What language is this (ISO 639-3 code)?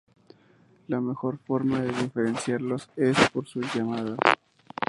spa